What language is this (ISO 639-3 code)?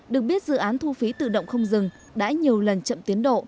vie